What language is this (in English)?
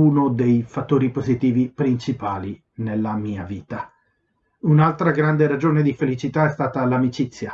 Italian